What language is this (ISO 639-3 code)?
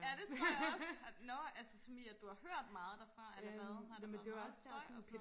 dan